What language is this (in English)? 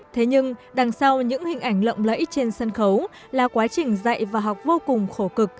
Vietnamese